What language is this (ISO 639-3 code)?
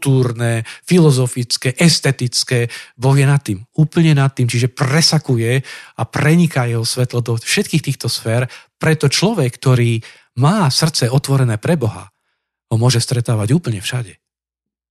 slk